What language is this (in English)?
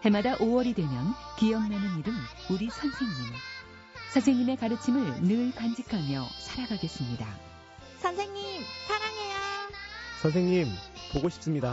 Korean